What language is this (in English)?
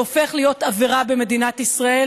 Hebrew